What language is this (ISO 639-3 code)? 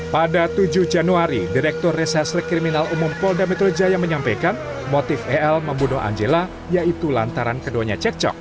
ind